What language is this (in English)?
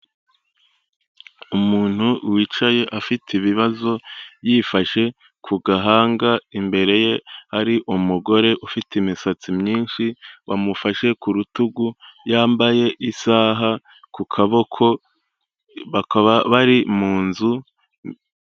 Kinyarwanda